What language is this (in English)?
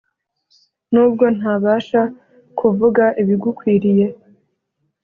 Kinyarwanda